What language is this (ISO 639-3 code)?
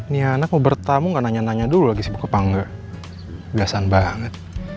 ind